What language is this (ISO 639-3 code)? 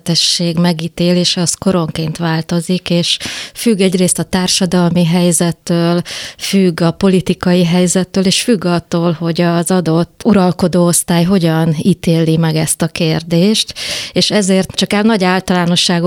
hun